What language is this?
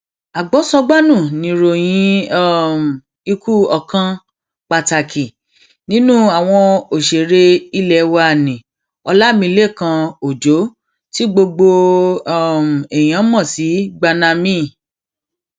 Yoruba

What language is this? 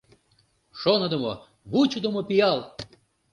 Mari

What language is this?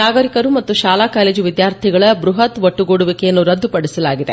Kannada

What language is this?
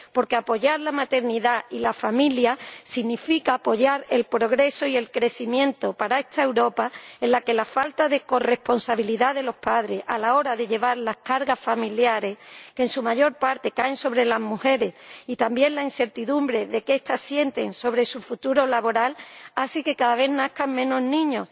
Spanish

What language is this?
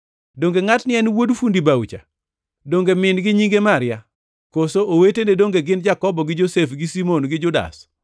Luo (Kenya and Tanzania)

